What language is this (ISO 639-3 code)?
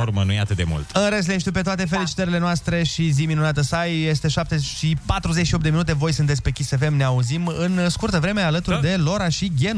ron